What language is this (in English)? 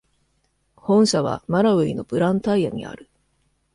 Japanese